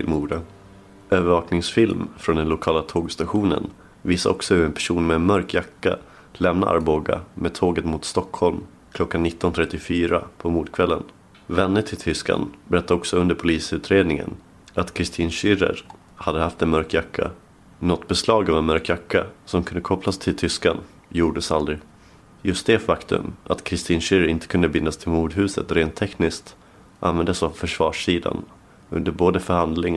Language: Swedish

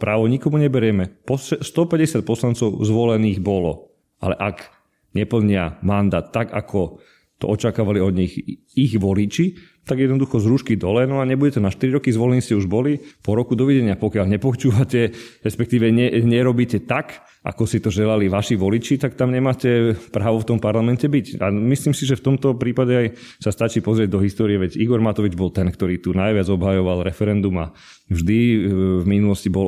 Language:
Slovak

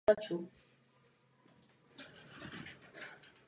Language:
Czech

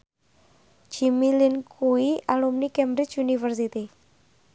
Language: Javanese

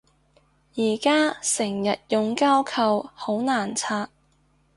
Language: Cantonese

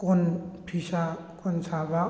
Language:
Manipuri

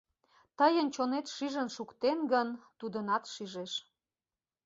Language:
Mari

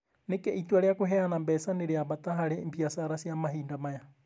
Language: Kikuyu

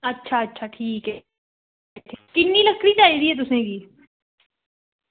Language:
Dogri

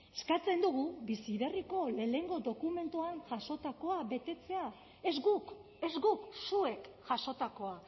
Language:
Basque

